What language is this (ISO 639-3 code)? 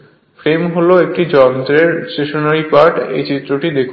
ben